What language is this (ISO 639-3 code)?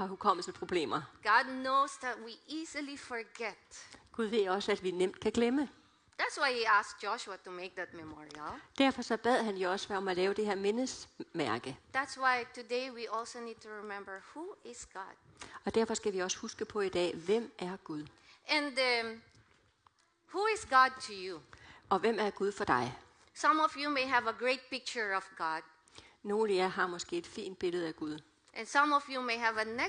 dan